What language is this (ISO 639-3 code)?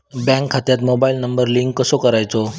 mar